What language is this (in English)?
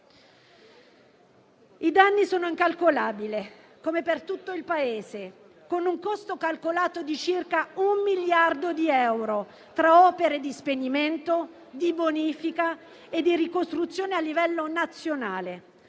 Italian